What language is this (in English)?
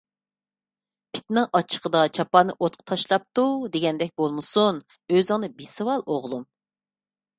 Uyghur